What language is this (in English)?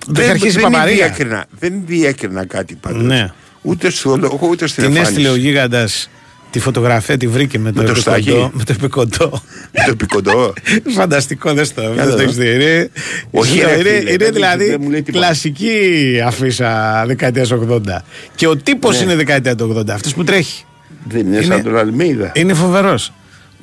Greek